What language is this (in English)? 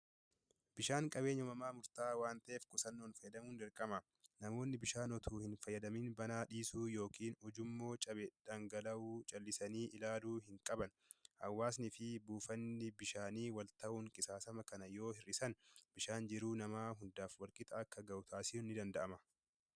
Oromo